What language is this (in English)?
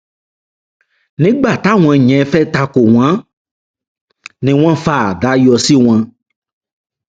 Yoruba